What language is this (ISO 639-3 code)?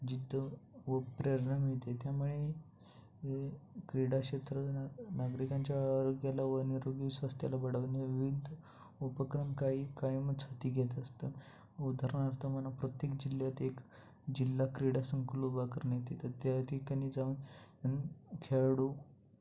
mar